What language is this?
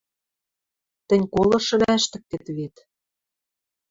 Western Mari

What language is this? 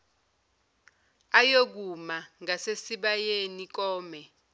Zulu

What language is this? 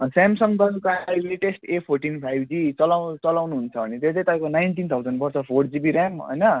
Nepali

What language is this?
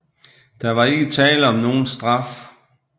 Danish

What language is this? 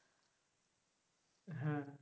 Bangla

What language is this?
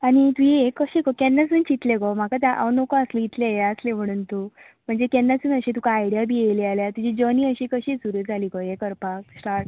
Konkani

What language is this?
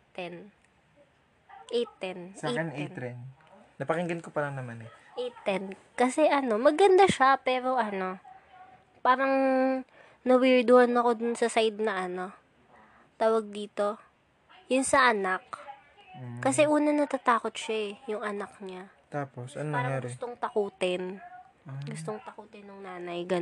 Filipino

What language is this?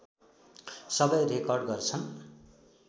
Nepali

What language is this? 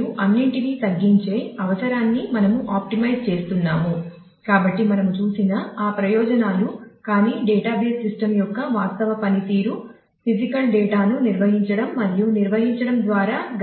Telugu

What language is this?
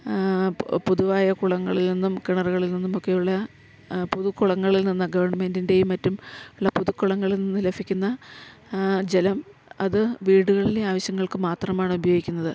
Malayalam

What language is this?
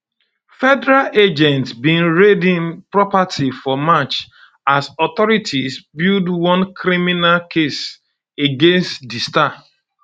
Nigerian Pidgin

